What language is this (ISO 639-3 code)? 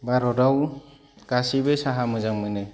brx